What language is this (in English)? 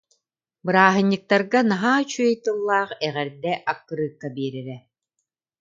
Yakut